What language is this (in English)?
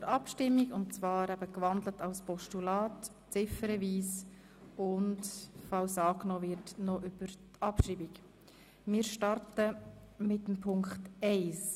Swiss German